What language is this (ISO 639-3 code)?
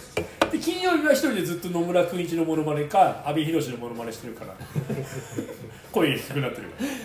jpn